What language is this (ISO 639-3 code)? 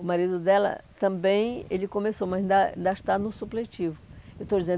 por